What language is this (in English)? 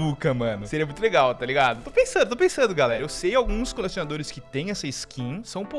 Portuguese